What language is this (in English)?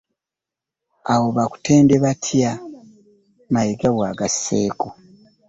Ganda